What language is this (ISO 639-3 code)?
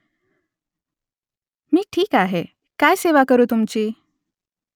mar